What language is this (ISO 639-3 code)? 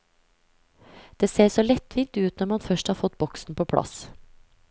nor